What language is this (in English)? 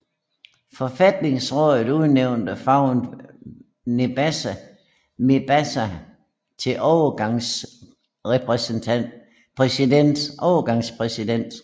Danish